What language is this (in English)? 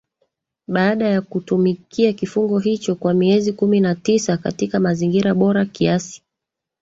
Swahili